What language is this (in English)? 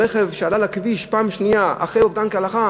Hebrew